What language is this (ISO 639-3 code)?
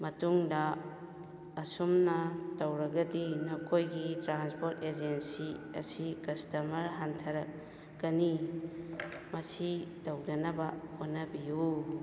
mni